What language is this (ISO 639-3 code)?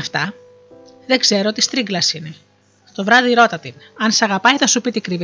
ell